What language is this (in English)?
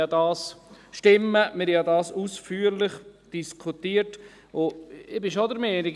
Swiss German